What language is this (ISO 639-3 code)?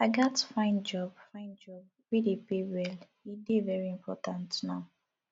pcm